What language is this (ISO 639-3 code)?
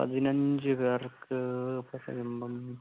mal